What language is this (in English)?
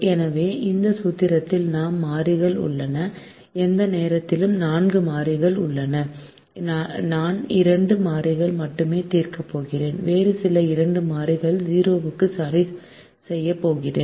Tamil